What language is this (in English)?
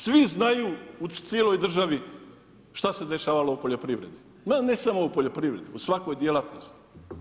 Croatian